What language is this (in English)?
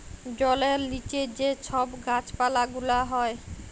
Bangla